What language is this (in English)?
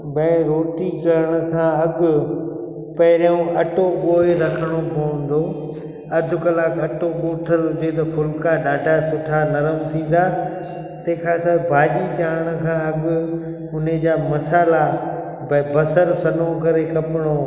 Sindhi